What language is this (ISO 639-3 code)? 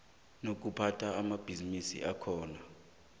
nbl